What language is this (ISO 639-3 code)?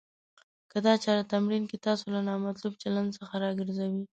pus